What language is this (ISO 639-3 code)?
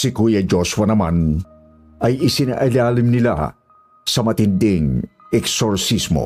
fil